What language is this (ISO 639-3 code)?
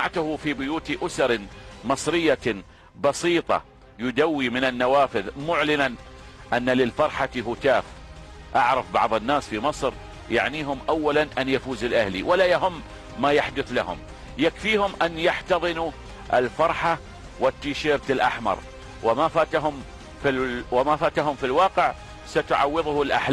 ara